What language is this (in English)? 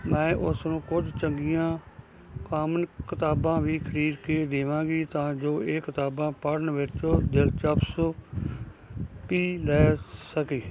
Punjabi